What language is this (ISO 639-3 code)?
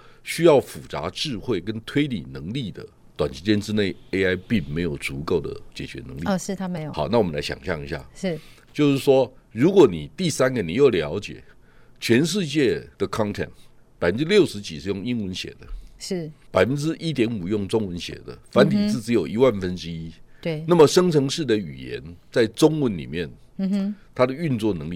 zho